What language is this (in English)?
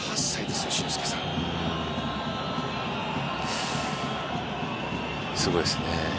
Japanese